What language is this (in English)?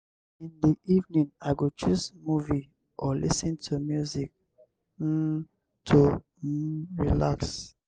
Nigerian Pidgin